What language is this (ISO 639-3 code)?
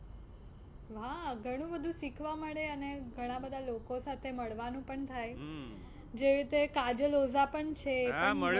guj